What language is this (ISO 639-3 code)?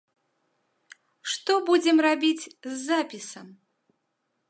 bel